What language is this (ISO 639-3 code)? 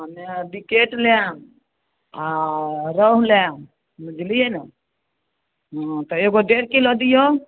mai